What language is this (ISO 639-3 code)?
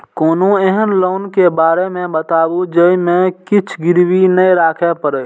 mai